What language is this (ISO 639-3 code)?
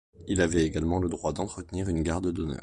fra